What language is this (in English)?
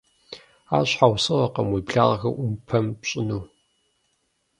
Kabardian